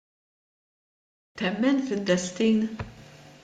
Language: Maltese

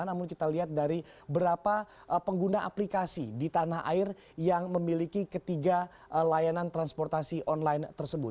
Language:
Indonesian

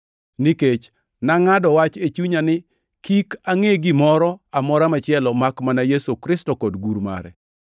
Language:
Luo (Kenya and Tanzania)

